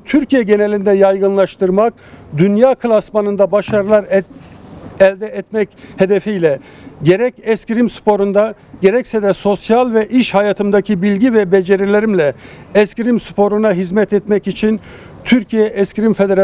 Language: Turkish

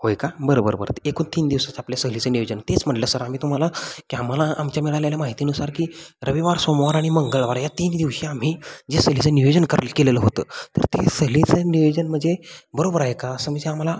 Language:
Marathi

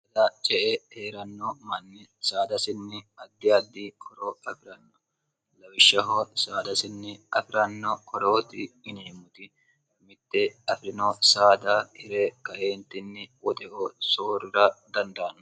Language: Sidamo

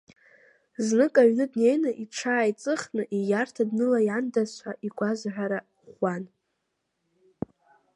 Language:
Abkhazian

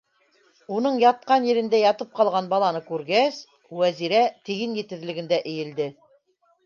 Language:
Bashkir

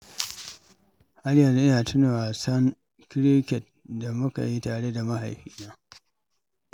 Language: Hausa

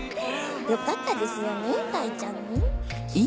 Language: Japanese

